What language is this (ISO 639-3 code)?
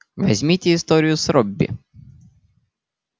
rus